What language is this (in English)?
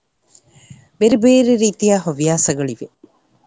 Kannada